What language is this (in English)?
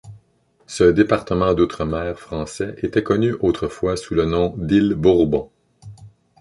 French